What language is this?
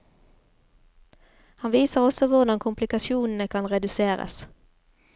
Norwegian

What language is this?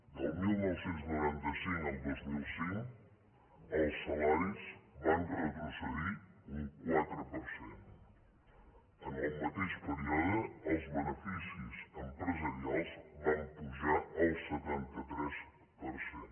Catalan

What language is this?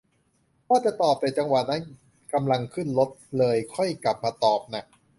Thai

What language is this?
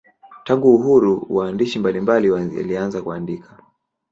Swahili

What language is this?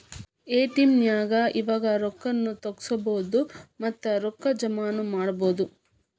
Kannada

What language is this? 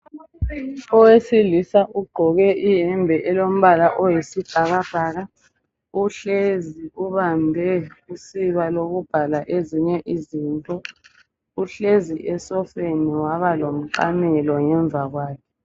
North Ndebele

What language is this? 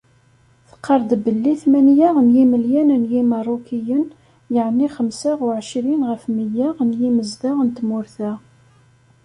Kabyle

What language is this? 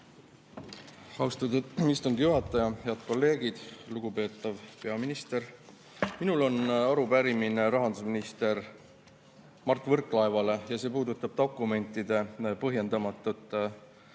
Estonian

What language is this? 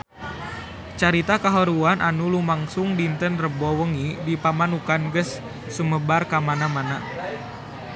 Sundanese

